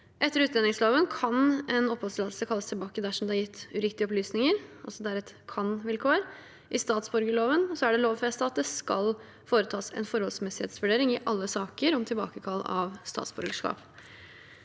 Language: Norwegian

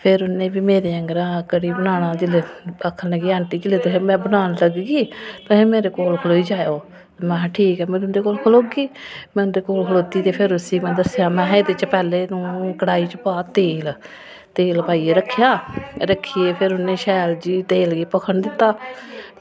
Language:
Dogri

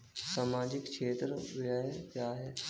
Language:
Hindi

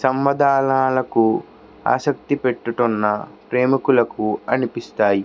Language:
Telugu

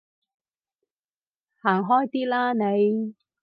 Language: Cantonese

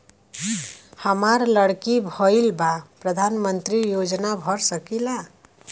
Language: Bhojpuri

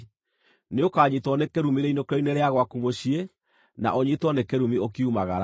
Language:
Kikuyu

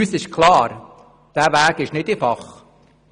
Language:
Swiss German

